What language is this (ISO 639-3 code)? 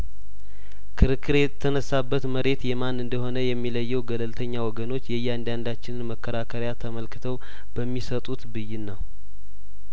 amh